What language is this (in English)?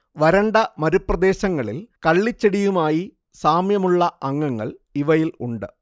Malayalam